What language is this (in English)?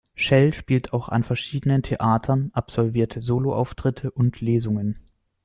German